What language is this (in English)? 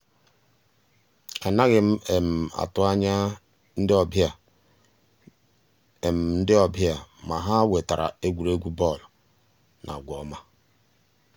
Igbo